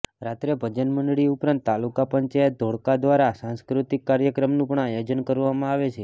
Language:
Gujarati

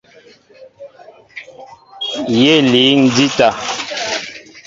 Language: Mbo (Cameroon)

